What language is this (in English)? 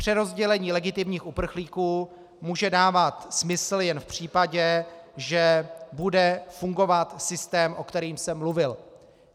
Czech